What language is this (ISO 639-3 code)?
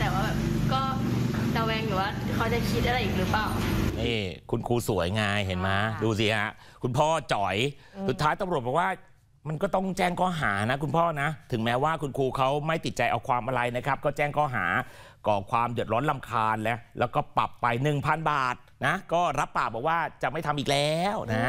tha